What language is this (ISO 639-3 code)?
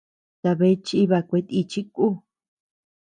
cux